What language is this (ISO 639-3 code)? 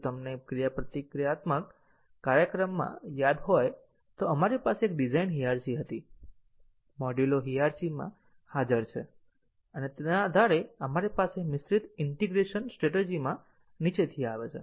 guj